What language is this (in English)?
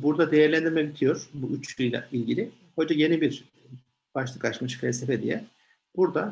Turkish